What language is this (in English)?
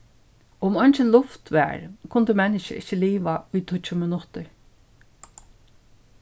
Faroese